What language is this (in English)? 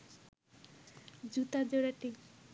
Bangla